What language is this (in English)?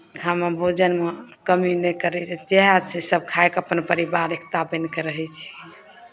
Maithili